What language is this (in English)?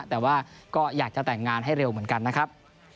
Thai